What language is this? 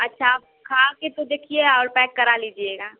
Hindi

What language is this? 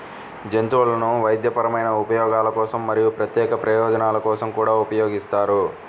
Telugu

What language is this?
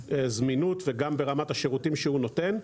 Hebrew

